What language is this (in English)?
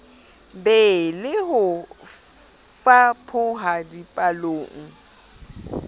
Southern Sotho